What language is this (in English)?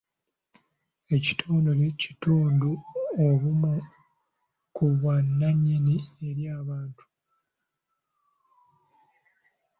Ganda